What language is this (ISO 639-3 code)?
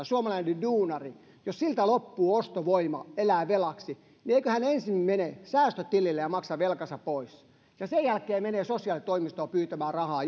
fin